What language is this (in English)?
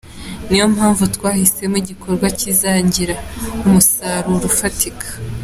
Kinyarwanda